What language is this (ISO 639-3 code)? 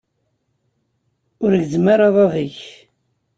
kab